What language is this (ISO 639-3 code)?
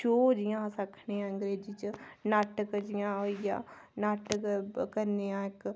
doi